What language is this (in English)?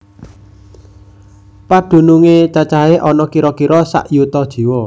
Javanese